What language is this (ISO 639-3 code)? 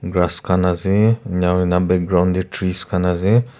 nag